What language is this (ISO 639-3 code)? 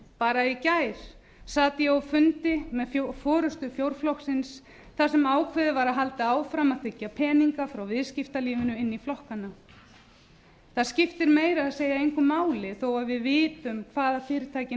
isl